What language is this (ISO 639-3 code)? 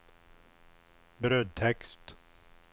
swe